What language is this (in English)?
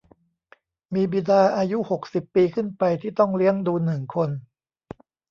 Thai